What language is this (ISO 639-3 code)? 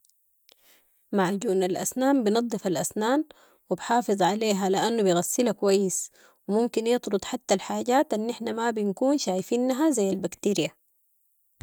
apd